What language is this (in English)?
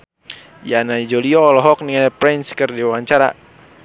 Sundanese